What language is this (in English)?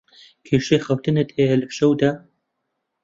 Central Kurdish